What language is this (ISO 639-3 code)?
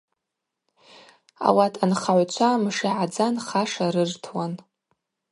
abq